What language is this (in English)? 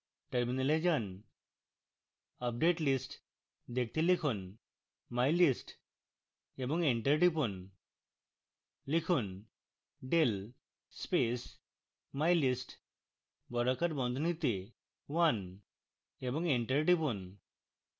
Bangla